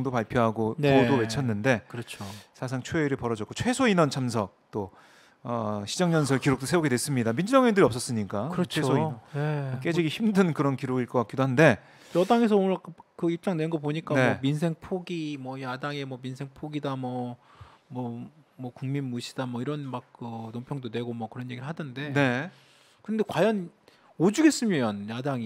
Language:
Korean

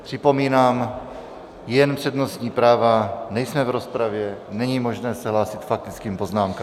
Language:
Czech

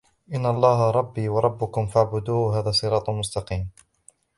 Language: Arabic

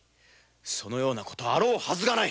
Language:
Japanese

